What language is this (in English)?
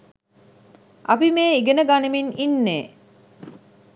Sinhala